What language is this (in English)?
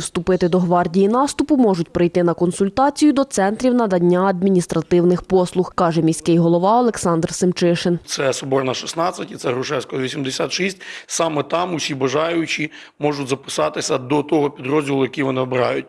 Ukrainian